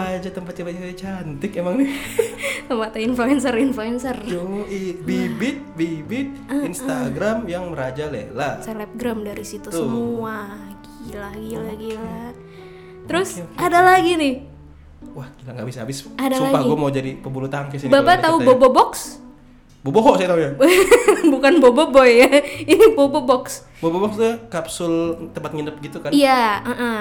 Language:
Indonesian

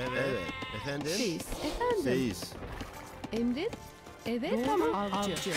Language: Turkish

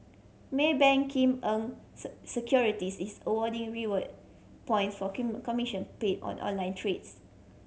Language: English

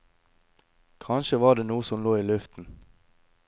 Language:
Norwegian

